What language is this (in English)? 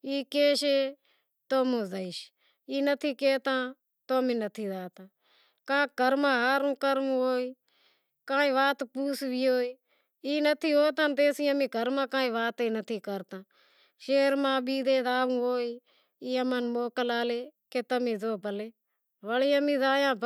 Wadiyara Koli